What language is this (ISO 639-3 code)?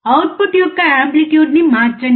tel